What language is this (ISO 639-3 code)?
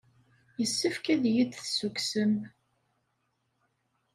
kab